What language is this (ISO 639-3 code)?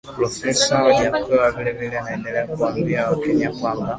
swa